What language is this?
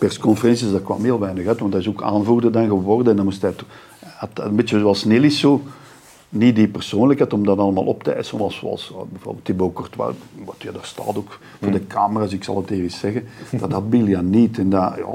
Dutch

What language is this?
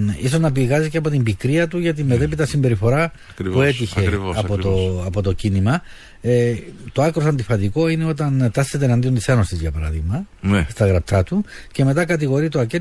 Greek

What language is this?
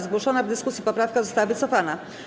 Polish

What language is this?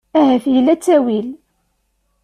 Kabyle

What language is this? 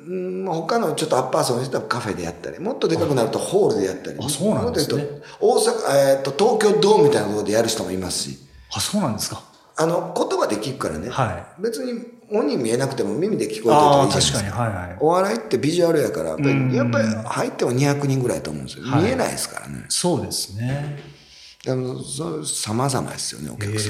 Japanese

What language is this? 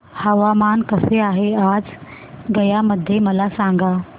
Marathi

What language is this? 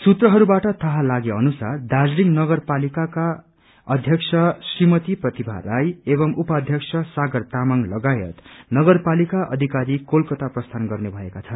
Nepali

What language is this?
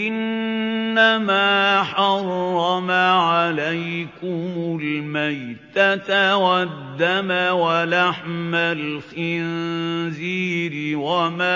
Arabic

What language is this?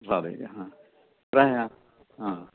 Sanskrit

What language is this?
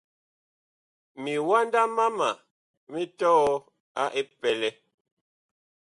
Bakoko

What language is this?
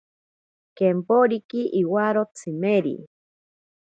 Ashéninka Perené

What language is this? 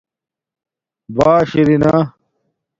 Domaaki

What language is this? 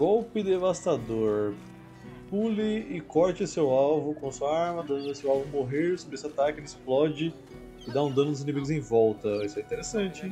Portuguese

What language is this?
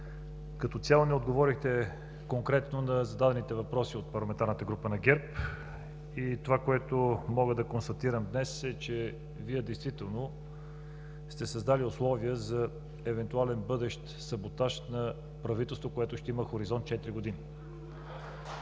Bulgarian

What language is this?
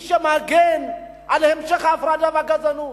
Hebrew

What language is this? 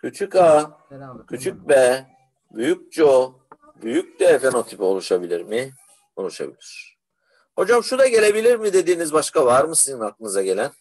Turkish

